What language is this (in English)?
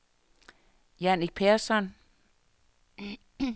Danish